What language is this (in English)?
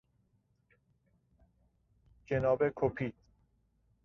Persian